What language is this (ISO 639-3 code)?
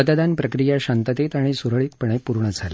mar